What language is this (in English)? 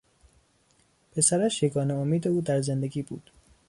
Persian